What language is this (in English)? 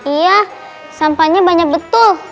Indonesian